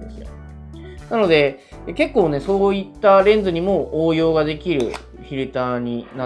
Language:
Japanese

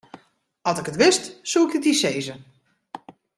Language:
Western Frisian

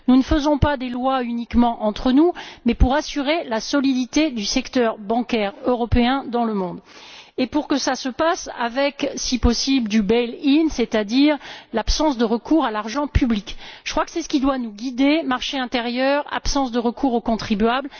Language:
French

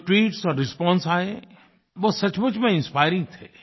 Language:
Hindi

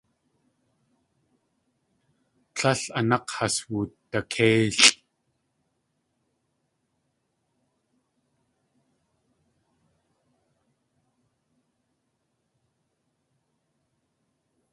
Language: Tlingit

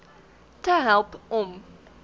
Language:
Afrikaans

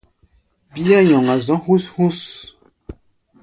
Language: Gbaya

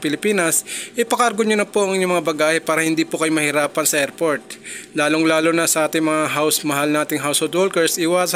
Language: Filipino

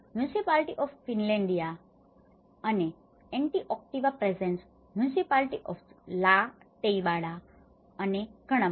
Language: Gujarati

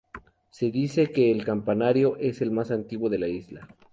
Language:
Spanish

